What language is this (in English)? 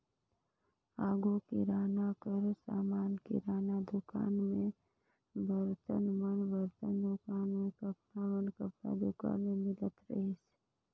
Chhattisgarhi